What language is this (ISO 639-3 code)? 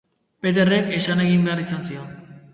eus